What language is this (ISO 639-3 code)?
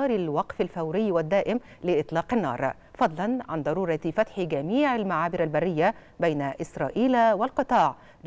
ara